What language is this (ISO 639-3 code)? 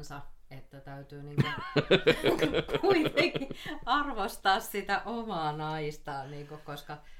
fin